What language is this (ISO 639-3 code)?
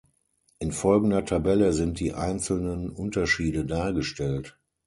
deu